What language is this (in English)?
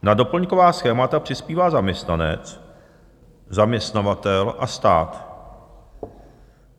Czech